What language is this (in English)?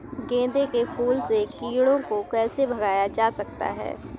Hindi